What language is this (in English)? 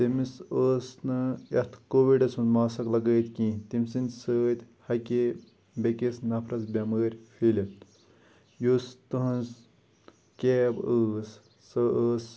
Kashmiri